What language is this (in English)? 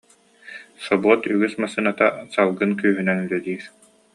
Yakut